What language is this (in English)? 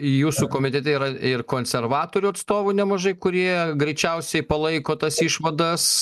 Lithuanian